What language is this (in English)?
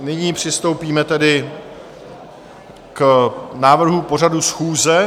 Czech